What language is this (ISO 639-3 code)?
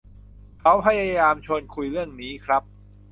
tha